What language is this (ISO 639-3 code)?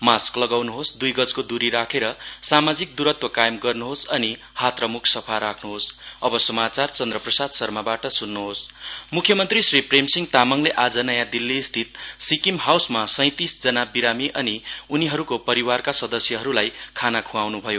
nep